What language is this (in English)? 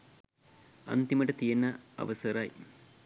Sinhala